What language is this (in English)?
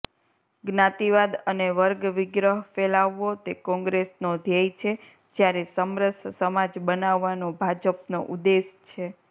Gujarati